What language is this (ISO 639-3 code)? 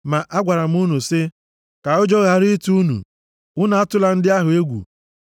ibo